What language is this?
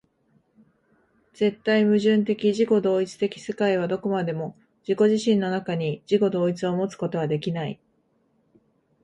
Japanese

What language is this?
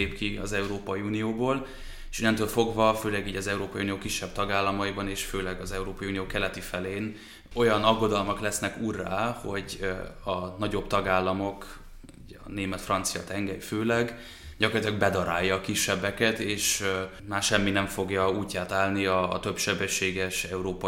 Hungarian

